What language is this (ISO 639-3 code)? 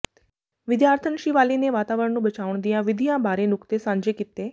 pan